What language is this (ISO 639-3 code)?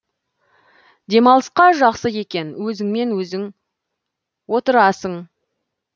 kaz